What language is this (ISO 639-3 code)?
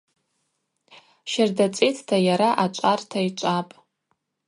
abq